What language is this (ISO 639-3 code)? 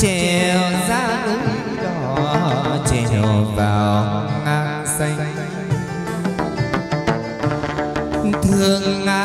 vie